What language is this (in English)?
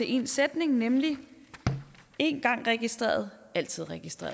Danish